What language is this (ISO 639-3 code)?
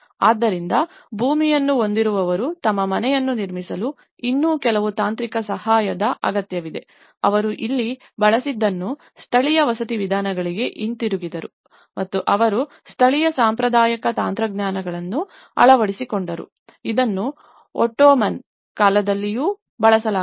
kan